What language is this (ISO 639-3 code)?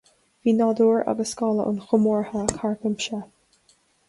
gle